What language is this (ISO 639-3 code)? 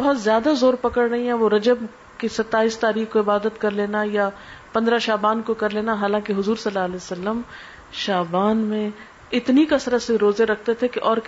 urd